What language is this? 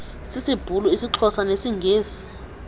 Xhosa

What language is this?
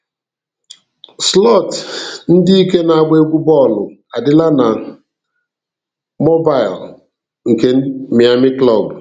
Igbo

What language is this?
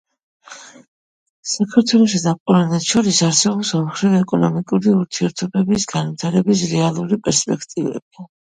Georgian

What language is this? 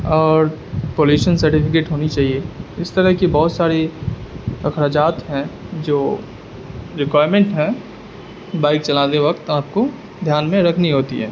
Urdu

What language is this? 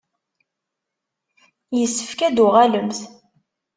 Kabyle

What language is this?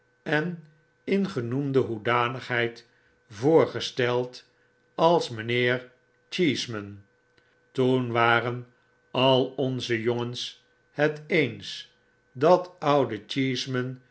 Dutch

